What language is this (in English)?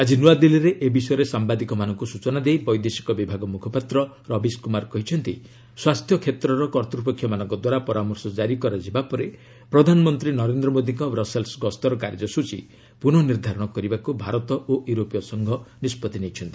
Odia